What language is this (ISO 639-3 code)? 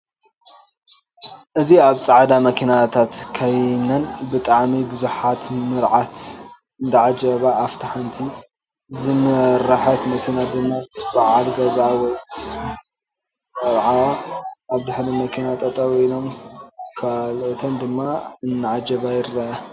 tir